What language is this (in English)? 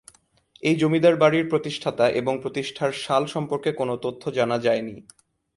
Bangla